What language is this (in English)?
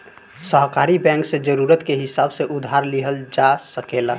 Bhojpuri